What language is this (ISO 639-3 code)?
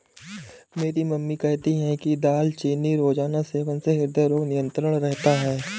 hin